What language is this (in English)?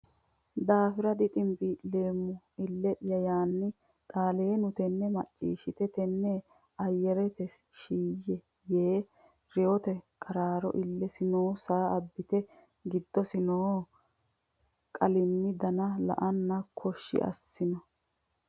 Sidamo